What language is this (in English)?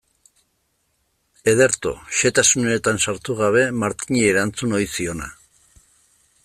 Basque